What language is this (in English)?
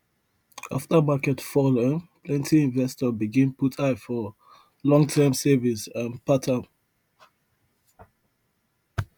Nigerian Pidgin